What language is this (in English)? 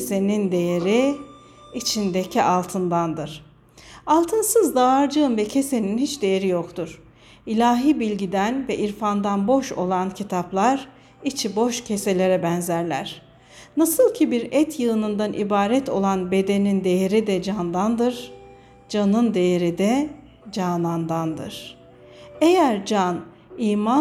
Turkish